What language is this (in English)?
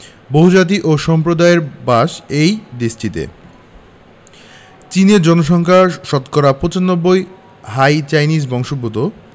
Bangla